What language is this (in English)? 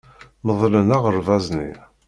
Kabyle